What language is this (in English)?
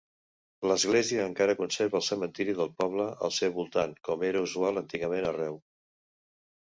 Catalan